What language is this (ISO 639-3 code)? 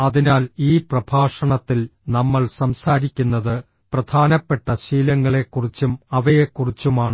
mal